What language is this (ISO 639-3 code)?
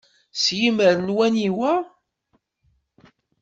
kab